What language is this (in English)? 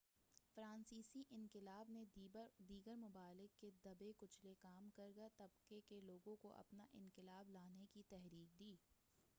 Urdu